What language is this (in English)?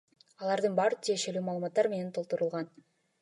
Kyrgyz